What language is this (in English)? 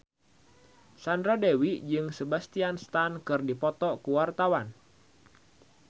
Sundanese